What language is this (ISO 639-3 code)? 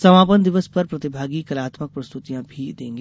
hin